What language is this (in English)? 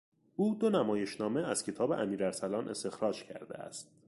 Persian